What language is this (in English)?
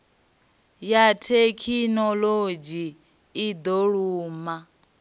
Venda